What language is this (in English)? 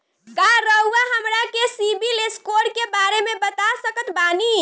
Bhojpuri